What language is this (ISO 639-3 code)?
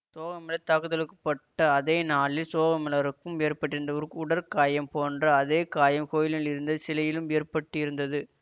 tam